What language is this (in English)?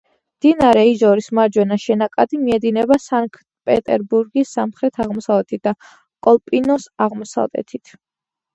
Georgian